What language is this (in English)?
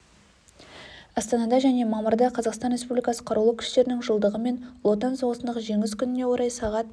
Kazakh